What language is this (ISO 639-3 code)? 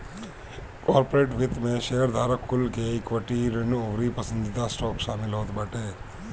bho